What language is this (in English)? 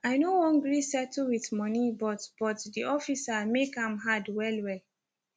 Nigerian Pidgin